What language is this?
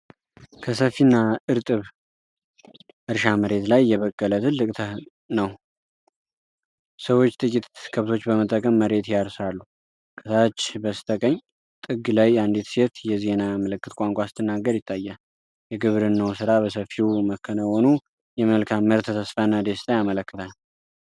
Amharic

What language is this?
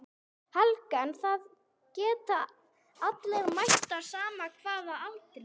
Icelandic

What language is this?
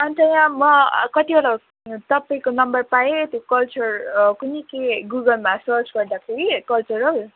Nepali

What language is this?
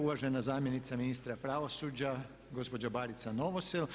Croatian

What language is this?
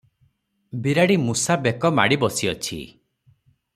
Odia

